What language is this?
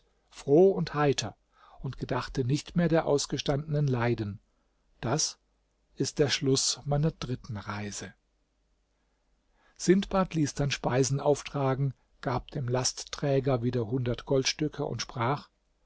German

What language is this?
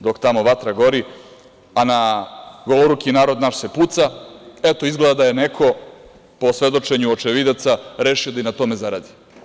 Serbian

